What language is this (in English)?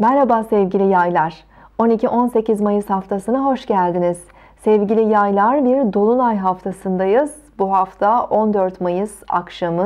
Turkish